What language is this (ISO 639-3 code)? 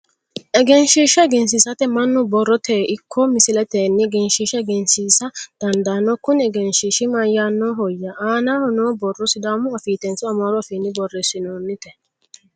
sid